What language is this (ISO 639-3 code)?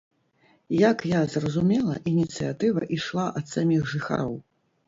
bel